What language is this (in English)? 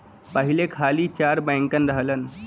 Bhojpuri